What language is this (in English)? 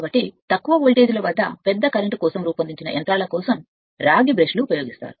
Telugu